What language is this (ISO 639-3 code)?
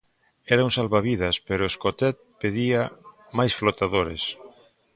glg